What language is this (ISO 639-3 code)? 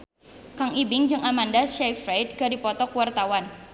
sun